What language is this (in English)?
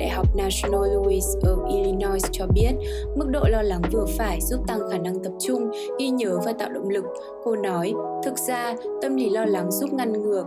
Vietnamese